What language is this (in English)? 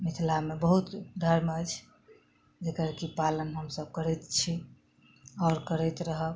Maithili